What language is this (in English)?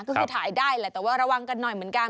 Thai